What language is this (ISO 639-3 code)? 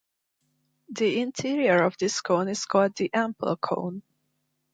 eng